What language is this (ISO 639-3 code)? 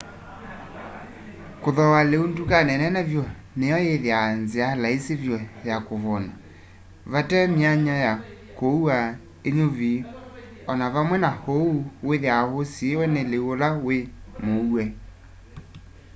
kam